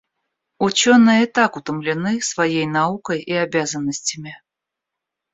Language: Russian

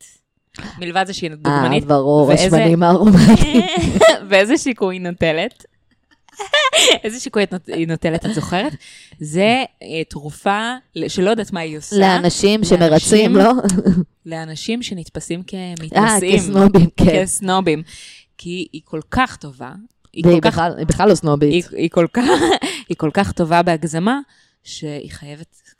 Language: Hebrew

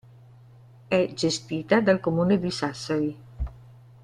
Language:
Italian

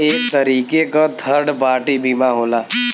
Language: Bhojpuri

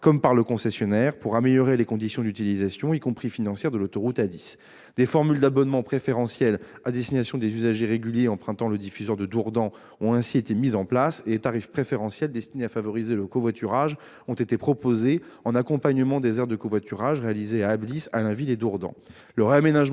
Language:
French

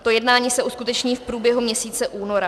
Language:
Czech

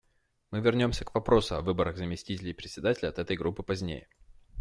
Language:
Russian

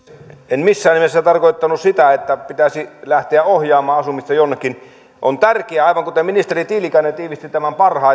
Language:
Finnish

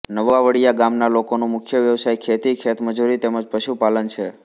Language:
Gujarati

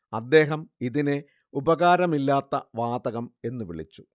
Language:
Malayalam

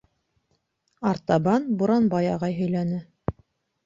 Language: Bashkir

